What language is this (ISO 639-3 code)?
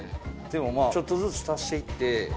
jpn